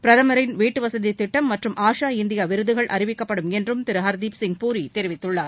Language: Tamil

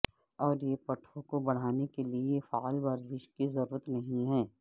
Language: Urdu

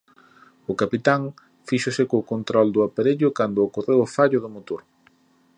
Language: Galician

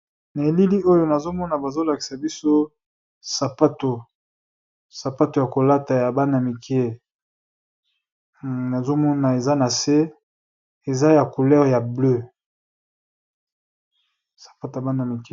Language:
Lingala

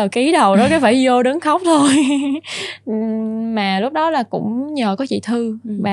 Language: Vietnamese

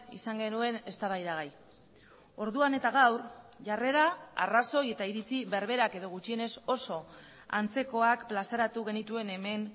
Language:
Basque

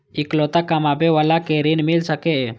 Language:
Maithili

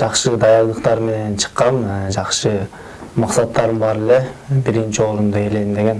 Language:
Turkish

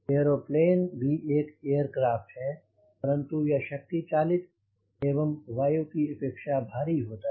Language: Hindi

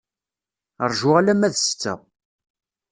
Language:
Kabyle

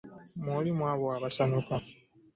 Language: Ganda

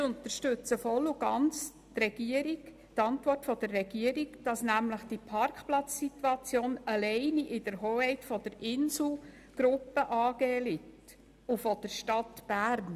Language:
Swiss German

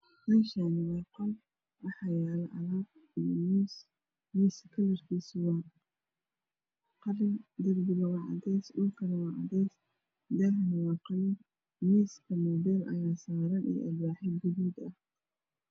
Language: Somali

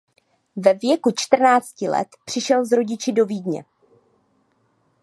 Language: Czech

